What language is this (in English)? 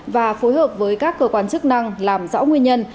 Vietnamese